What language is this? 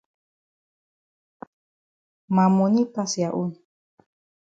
Cameroon Pidgin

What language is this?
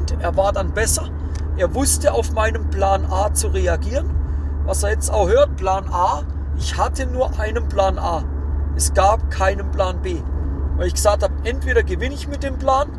German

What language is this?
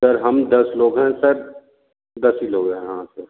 Hindi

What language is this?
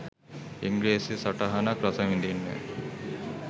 Sinhala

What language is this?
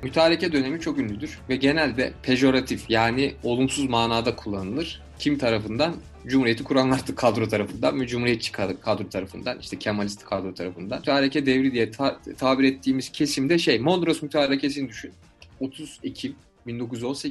Turkish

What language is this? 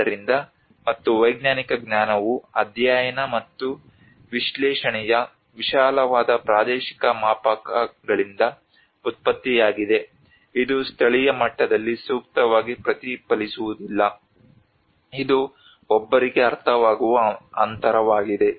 Kannada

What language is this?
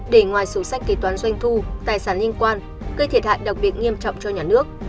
Vietnamese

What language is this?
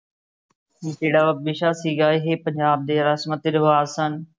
Punjabi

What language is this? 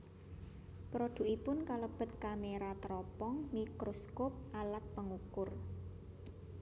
Javanese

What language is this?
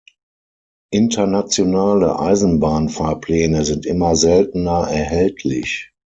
German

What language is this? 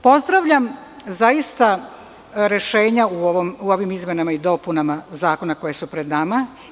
Serbian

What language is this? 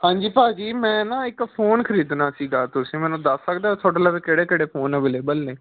Punjabi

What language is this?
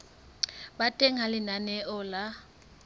Southern Sotho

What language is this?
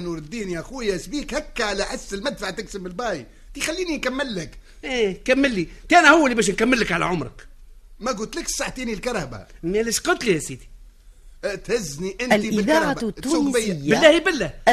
Arabic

